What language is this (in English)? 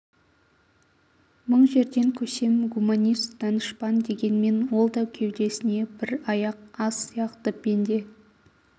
Kazakh